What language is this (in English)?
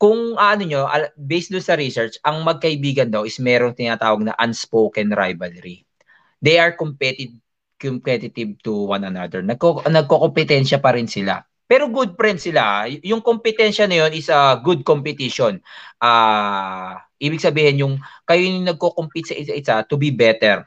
Filipino